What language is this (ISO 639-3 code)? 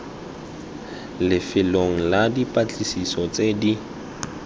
tsn